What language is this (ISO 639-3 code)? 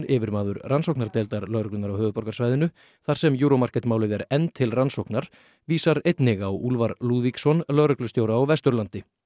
isl